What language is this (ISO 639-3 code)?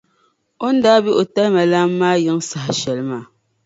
dag